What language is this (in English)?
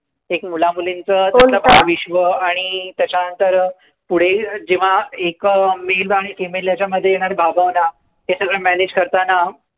Marathi